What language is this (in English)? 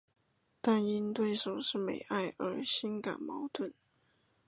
Chinese